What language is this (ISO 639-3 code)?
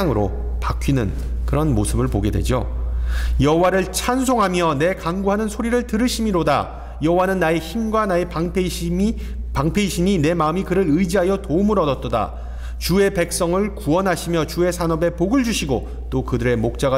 kor